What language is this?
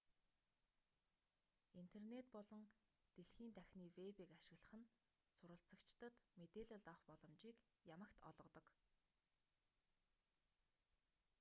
Mongolian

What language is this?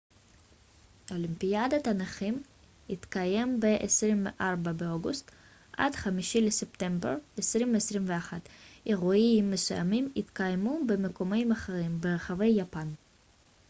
Hebrew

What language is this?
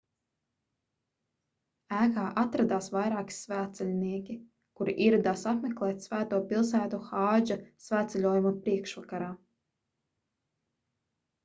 Latvian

